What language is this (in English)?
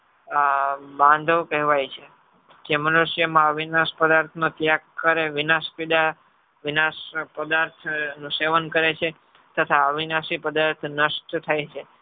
Gujarati